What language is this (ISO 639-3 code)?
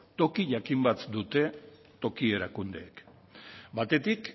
eus